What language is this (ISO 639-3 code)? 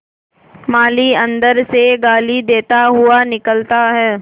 hin